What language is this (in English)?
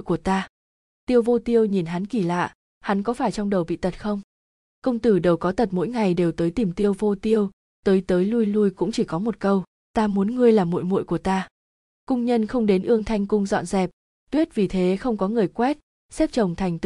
Vietnamese